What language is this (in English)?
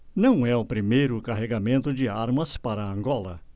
Portuguese